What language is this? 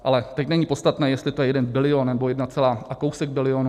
Czech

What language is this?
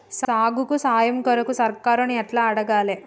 Telugu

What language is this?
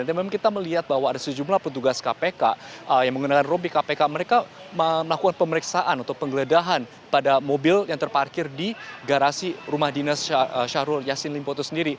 Indonesian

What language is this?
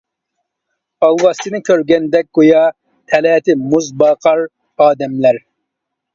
Uyghur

